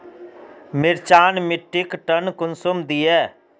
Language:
Magahi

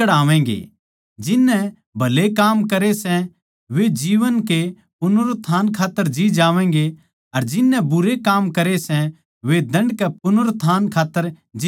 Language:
Haryanvi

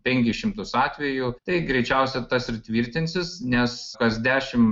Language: Lithuanian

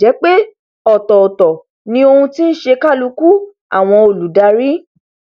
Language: Yoruba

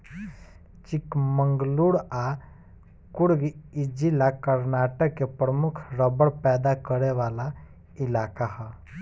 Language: Bhojpuri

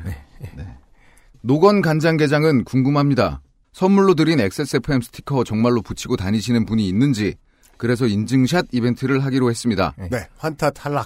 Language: Korean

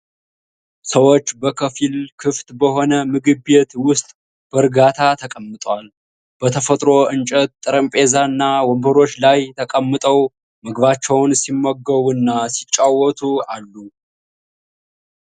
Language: Amharic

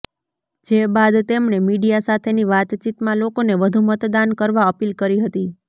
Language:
Gujarati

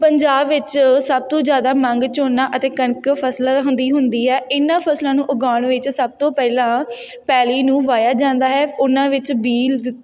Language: Punjabi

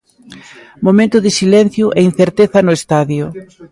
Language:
Galician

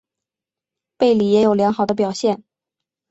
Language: Chinese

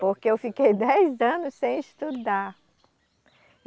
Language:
Portuguese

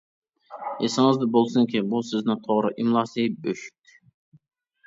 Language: Uyghur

